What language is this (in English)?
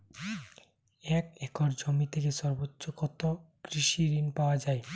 Bangla